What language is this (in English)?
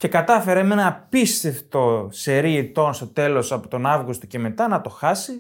Greek